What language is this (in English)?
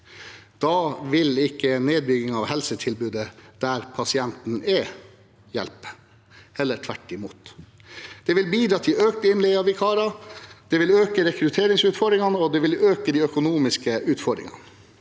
Norwegian